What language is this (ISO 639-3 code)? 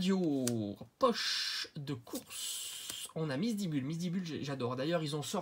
fra